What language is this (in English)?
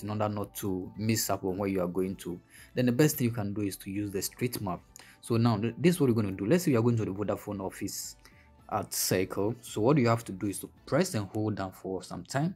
English